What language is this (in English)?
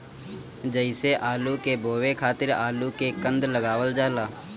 Bhojpuri